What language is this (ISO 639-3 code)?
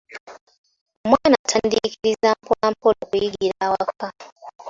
lug